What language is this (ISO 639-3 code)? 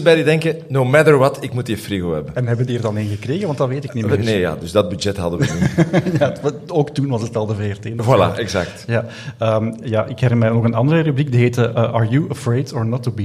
nld